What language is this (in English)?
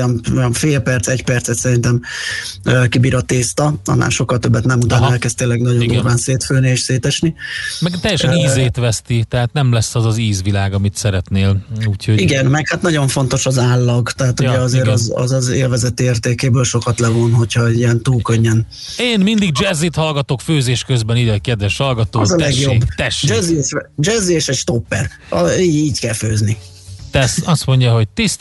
Hungarian